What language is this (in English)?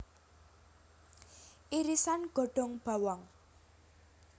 Javanese